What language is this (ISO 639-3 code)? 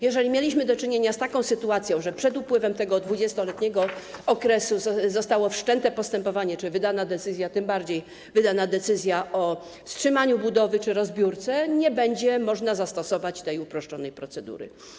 pol